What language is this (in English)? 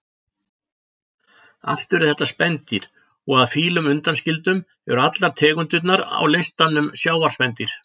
Icelandic